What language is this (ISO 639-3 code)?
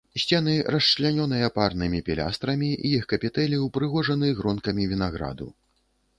bel